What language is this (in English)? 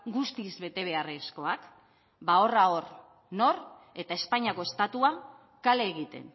Basque